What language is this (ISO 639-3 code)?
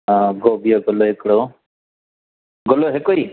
snd